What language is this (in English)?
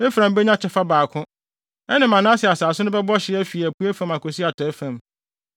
Akan